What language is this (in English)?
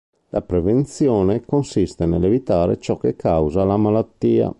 Italian